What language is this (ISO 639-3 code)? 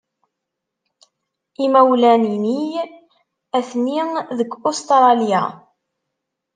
kab